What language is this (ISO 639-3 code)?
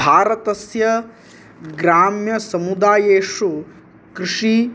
san